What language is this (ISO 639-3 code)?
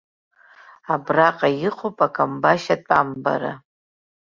abk